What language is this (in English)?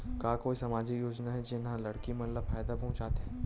Chhattisgarhi